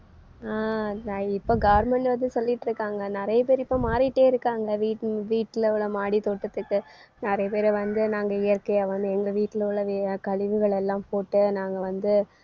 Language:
Tamil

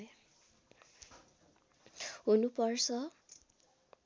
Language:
Nepali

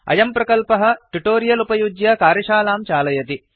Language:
Sanskrit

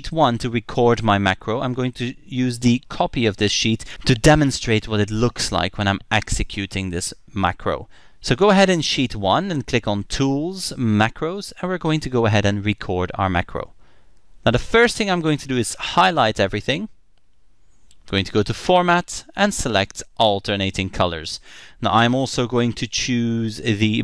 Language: English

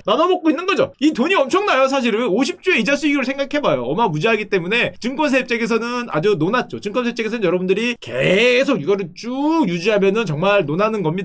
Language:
Korean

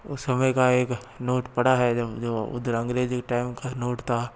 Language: Hindi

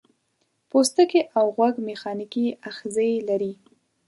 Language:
Pashto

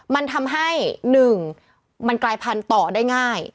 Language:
Thai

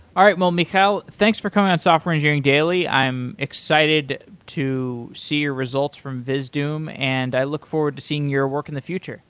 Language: English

